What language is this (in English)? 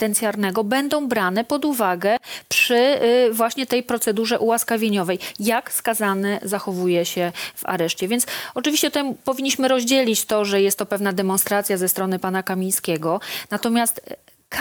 Polish